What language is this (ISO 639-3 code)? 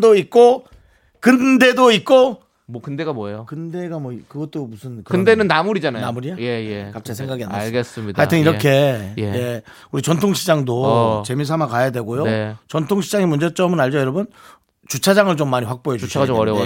kor